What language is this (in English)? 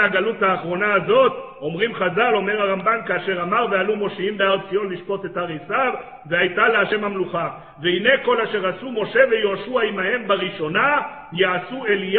Hebrew